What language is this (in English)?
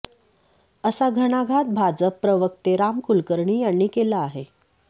Marathi